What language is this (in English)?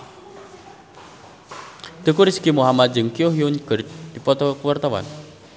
Sundanese